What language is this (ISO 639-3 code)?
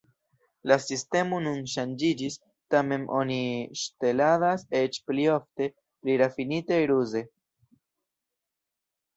epo